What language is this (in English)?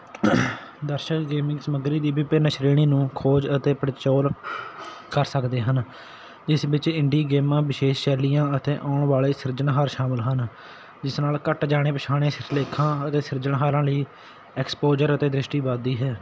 Punjabi